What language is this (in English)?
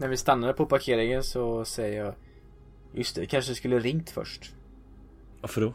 Swedish